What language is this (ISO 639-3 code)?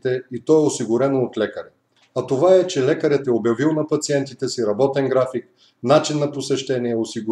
bul